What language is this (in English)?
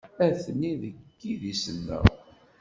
Kabyle